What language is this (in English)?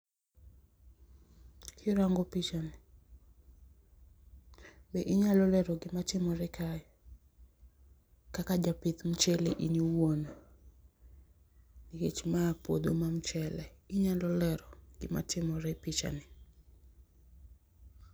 Luo (Kenya and Tanzania)